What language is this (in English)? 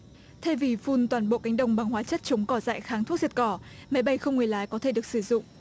Vietnamese